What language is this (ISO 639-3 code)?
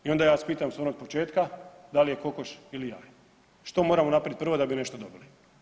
hrv